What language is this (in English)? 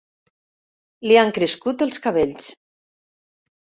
Catalan